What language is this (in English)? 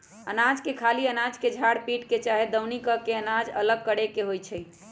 Magahi